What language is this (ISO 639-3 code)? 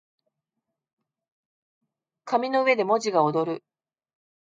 jpn